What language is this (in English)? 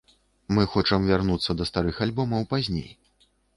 Belarusian